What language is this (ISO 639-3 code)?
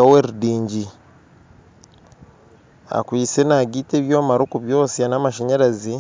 nyn